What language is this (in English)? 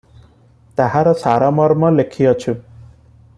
Odia